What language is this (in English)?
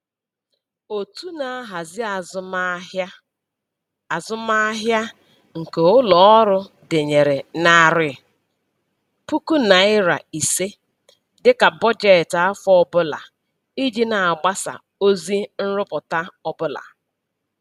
Igbo